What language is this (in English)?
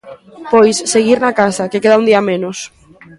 Galician